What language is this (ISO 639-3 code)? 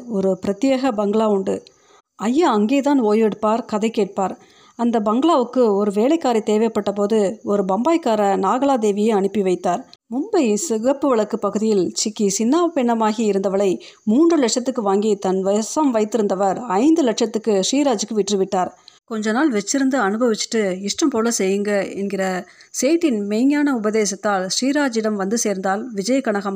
tam